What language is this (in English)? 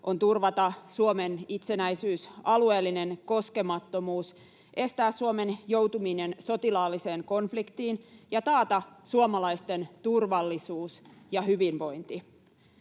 Finnish